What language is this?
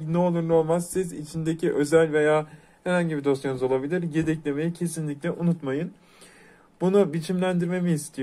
Turkish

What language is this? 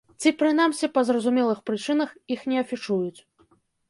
Belarusian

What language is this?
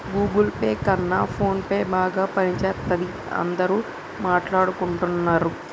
Telugu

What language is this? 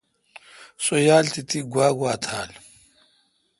Kalkoti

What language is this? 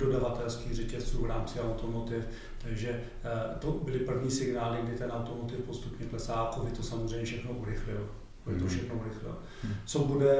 Czech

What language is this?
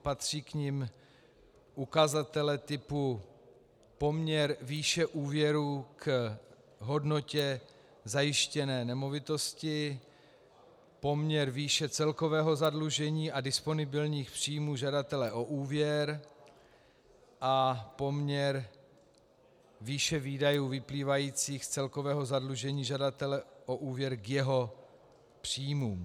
Czech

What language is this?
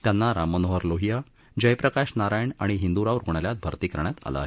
Marathi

